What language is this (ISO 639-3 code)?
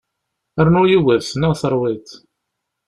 kab